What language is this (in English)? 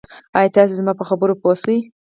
Pashto